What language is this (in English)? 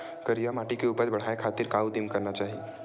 Chhattisgarhi